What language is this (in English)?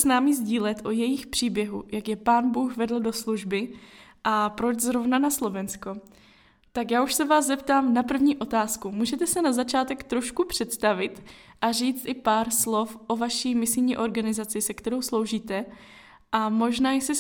Czech